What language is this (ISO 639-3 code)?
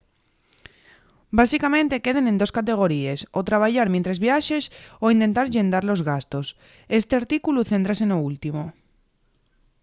ast